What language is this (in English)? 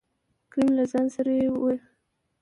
Pashto